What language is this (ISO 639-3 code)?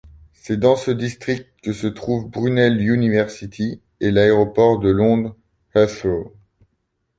fra